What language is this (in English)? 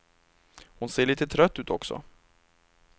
Swedish